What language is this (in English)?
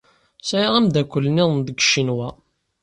Kabyle